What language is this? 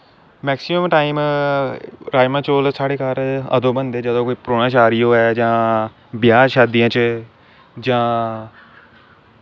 Dogri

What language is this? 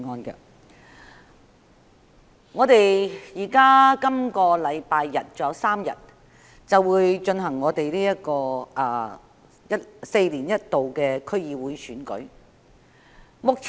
Cantonese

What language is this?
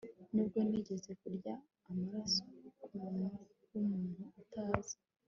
Kinyarwanda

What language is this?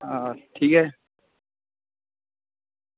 Dogri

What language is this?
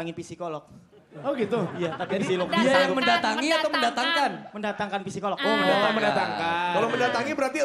Indonesian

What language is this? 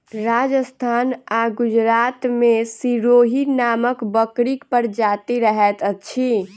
Maithili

